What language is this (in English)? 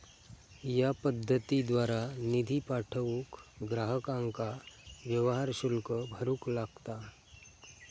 Marathi